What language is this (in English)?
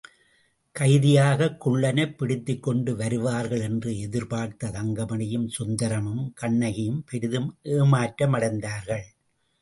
Tamil